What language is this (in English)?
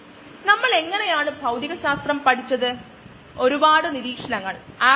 Malayalam